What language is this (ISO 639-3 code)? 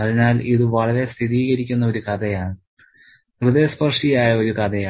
mal